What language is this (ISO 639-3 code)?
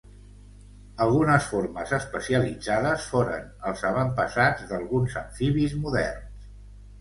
cat